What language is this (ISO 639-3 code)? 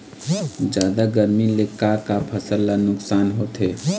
hne